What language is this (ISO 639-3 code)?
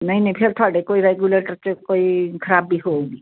pan